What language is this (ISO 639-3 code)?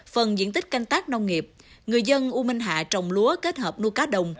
vie